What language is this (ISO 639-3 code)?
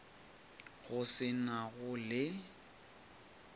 nso